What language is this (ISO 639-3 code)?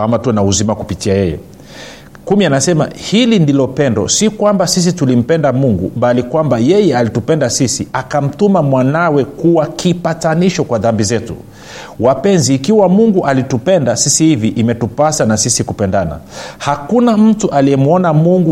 swa